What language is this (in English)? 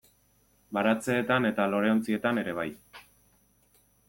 Basque